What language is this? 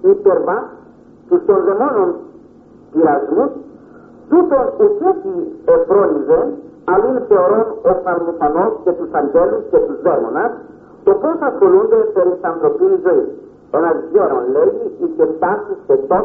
Greek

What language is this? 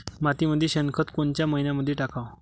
Marathi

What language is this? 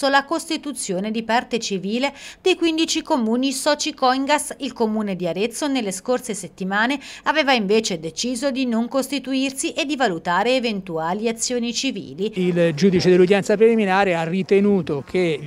Italian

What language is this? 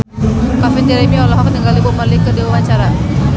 Sundanese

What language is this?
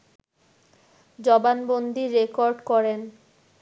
Bangla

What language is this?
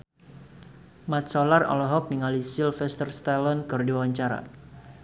Sundanese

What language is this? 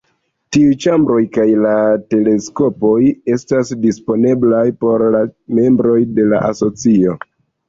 Esperanto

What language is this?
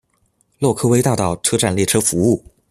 Chinese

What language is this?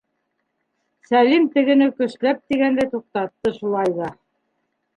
Bashkir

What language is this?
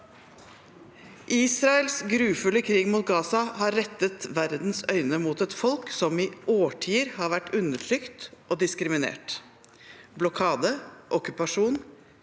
Norwegian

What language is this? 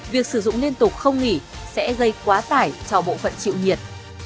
Vietnamese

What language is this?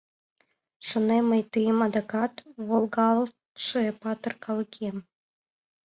Mari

